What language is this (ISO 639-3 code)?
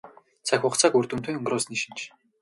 mon